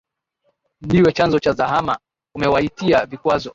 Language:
Swahili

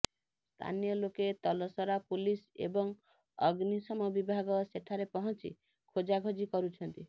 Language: Odia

